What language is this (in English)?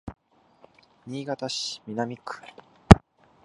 Japanese